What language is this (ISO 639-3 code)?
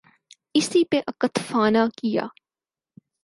urd